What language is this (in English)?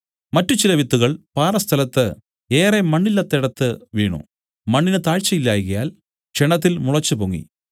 Malayalam